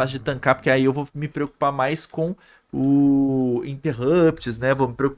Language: Portuguese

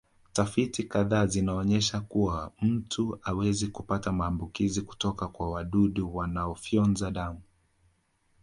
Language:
Swahili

